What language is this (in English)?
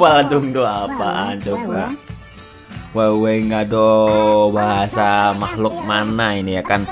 Indonesian